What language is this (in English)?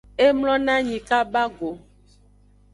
Aja (Benin)